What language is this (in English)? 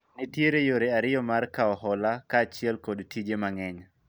Luo (Kenya and Tanzania)